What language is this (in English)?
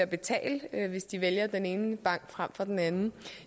Danish